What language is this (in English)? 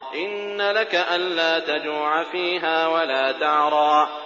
Arabic